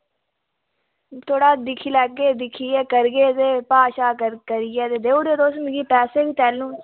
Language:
Dogri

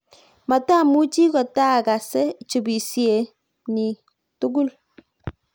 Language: Kalenjin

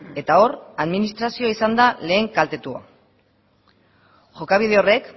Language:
Basque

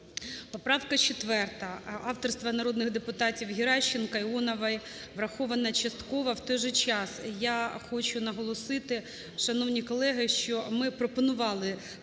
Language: Ukrainian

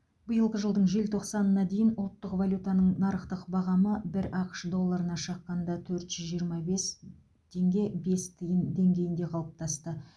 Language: Kazakh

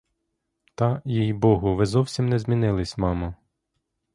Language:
Ukrainian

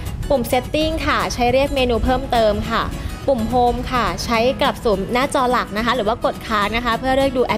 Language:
Thai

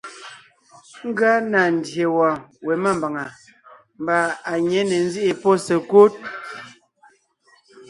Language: Ngiemboon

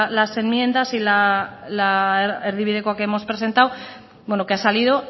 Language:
Spanish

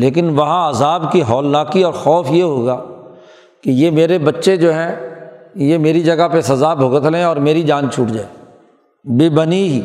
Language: Urdu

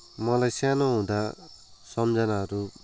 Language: Nepali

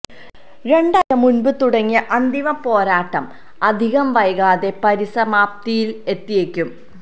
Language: Malayalam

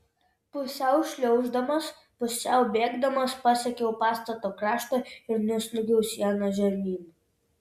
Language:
Lithuanian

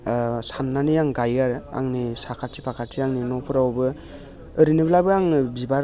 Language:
Bodo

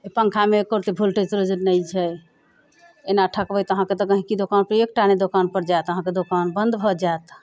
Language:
Maithili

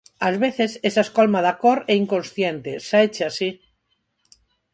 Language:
Galician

